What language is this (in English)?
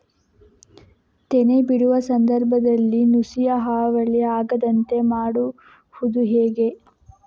Kannada